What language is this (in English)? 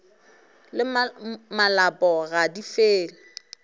Northern Sotho